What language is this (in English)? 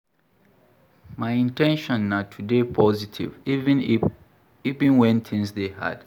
Nigerian Pidgin